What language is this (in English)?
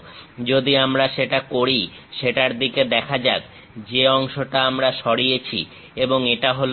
Bangla